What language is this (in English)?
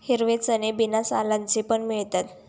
Marathi